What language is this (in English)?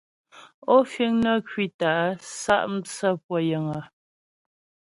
Ghomala